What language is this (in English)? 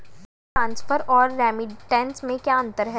Hindi